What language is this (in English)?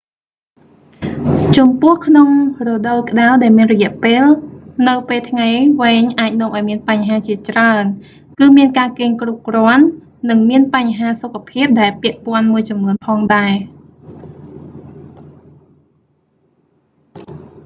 Khmer